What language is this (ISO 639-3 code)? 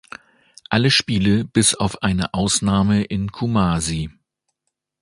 deu